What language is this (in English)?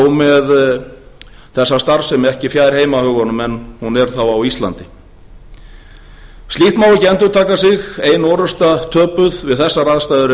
Icelandic